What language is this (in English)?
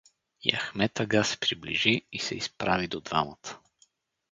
Bulgarian